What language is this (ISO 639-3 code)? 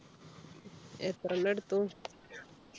mal